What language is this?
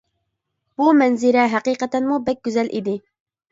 Uyghur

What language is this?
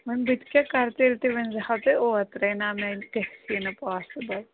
Kashmiri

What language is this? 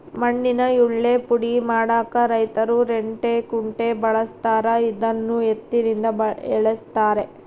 Kannada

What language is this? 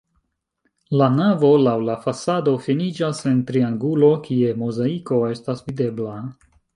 Esperanto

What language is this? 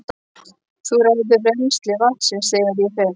Icelandic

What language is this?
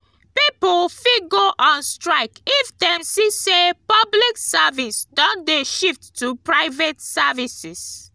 Nigerian Pidgin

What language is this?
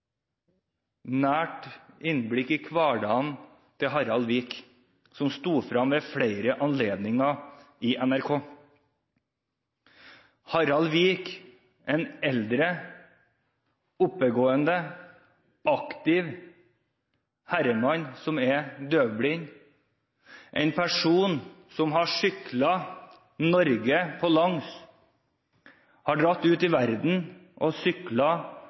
Norwegian Bokmål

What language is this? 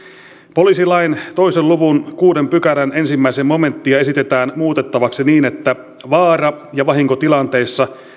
Finnish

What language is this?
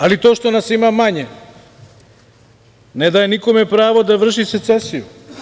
Serbian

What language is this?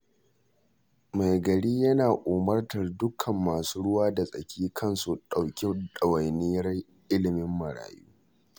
Hausa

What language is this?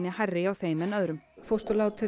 Icelandic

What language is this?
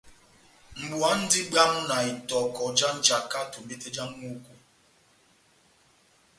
Batanga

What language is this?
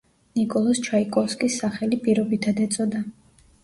Georgian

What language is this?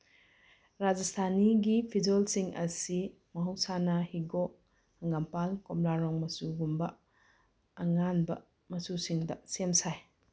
Manipuri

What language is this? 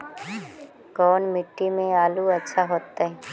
Magahi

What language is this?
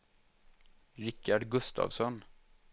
Swedish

